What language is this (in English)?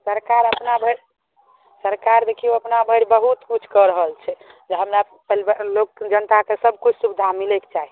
Maithili